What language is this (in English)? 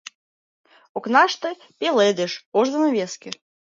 Mari